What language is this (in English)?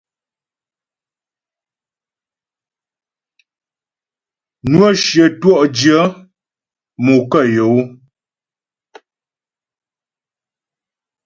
Ghomala